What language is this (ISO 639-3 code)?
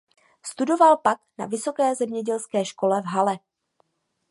ces